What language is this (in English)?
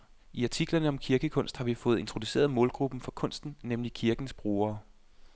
Danish